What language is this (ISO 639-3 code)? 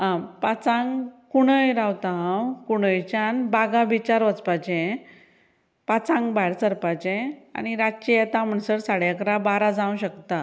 kok